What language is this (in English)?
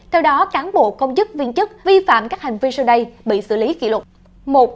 Vietnamese